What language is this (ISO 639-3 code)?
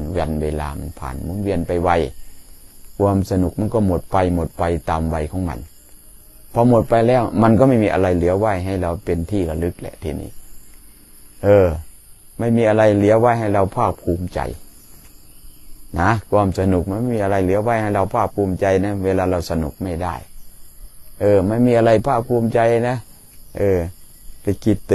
tha